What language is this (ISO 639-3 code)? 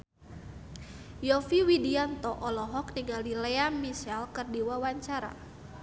sun